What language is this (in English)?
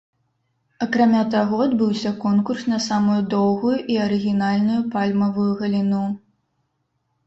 Belarusian